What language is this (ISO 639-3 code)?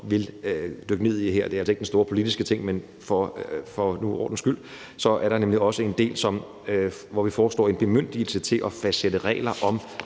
dan